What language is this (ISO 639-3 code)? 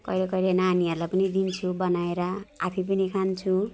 nep